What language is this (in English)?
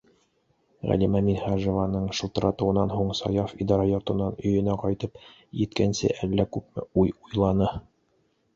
Bashkir